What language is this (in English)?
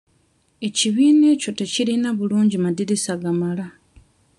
Ganda